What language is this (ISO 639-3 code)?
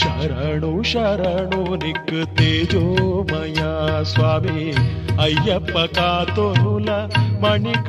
kan